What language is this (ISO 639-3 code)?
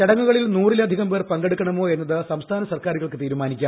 mal